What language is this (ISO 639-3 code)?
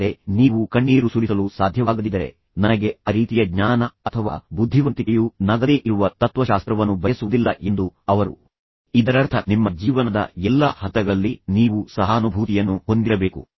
kan